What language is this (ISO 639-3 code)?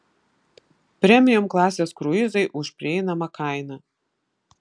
lit